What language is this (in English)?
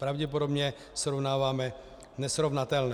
Czech